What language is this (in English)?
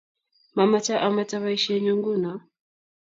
Kalenjin